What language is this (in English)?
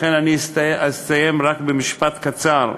Hebrew